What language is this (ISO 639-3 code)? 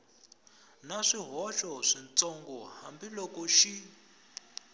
tso